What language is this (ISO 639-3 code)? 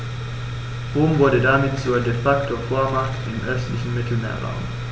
deu